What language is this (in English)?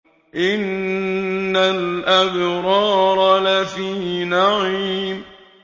Arabic